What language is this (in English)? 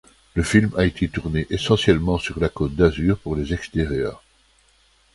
French